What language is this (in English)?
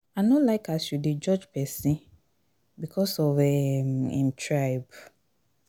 Nigerian Pidgin